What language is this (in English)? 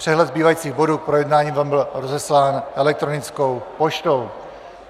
Czech